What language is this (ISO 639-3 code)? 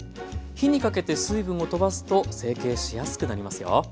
jpn